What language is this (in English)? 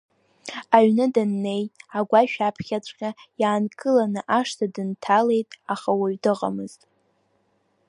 Abkhazian